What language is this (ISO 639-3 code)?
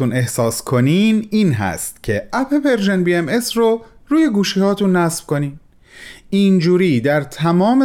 fas